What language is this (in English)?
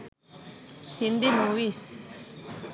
Sinhala